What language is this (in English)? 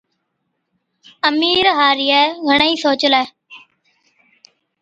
Od